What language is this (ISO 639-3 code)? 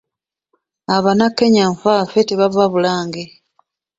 lug